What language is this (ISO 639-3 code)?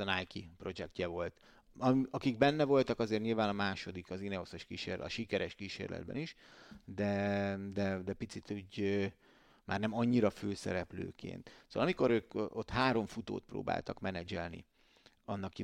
hun